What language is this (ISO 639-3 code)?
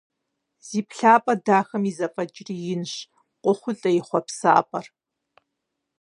kbd